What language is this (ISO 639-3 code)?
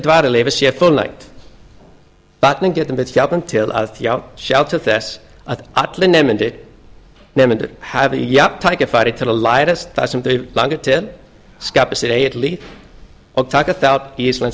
isl